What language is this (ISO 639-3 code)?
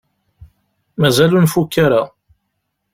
kab